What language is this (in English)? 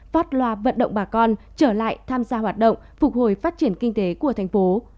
Vietnamese